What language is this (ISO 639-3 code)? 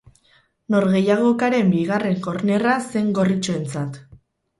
eus